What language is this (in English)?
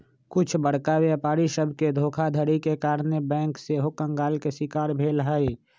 Magahi